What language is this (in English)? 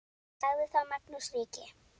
Icelandic